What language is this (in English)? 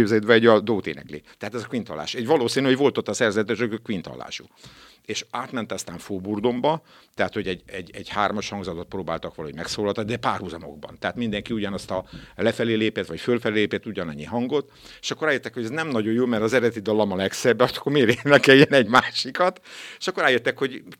Hungarian